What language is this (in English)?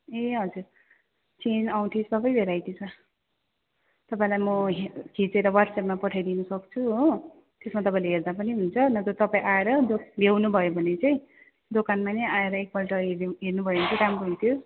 Nepali